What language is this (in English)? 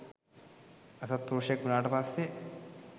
Sinhala